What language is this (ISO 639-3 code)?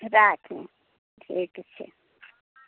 mai